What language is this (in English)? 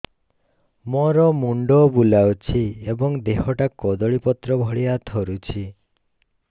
Odia